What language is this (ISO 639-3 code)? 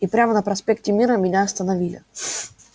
rus